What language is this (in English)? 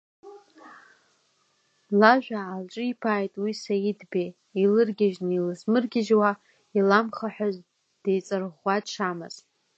Abkhazian